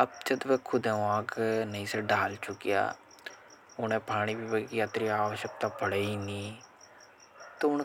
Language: Hadothi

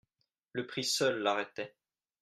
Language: French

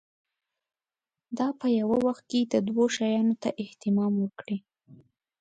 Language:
Pashto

